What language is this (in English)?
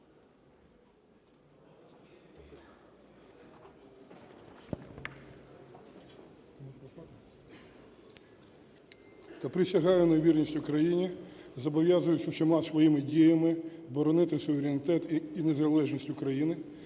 Ukrainian